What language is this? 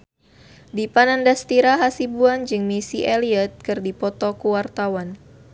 Sundanese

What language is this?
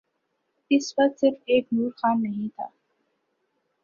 Urdu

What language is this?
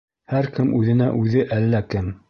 Bashkir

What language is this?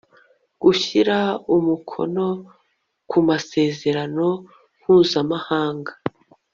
Kinyarwanda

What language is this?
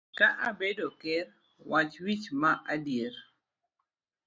Luo (Kenya and Tanzania)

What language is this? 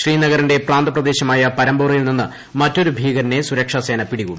Malayalam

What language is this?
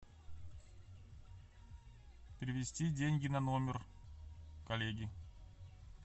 Russian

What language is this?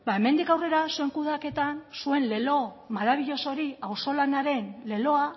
Basque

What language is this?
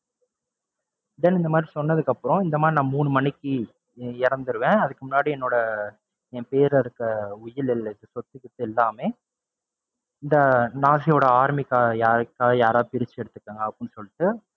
Tamil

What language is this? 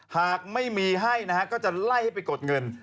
Thai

